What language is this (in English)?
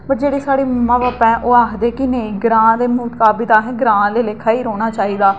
Dogri